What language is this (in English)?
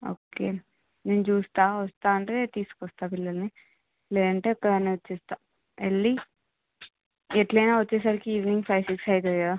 Telugu